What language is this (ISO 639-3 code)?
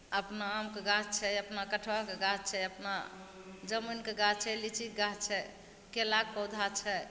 mai